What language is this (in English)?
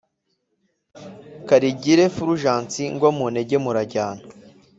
Kinyarwanda